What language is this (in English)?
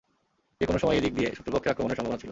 Bangla